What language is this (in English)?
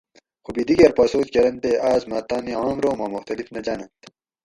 Gawri